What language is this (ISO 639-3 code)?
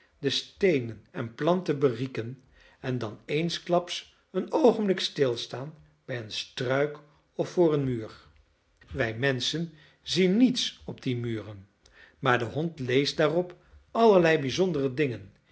nld